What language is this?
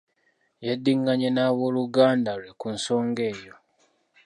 Ganda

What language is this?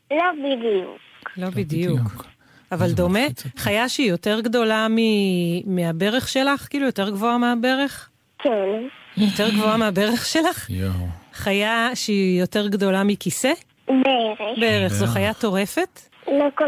Hebrew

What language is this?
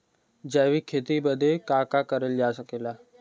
Bhojpuri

